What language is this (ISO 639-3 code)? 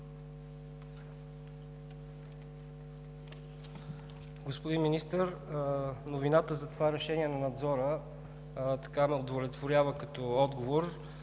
bul